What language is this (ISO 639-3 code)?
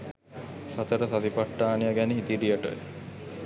sin